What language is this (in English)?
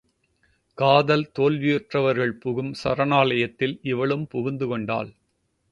Tamil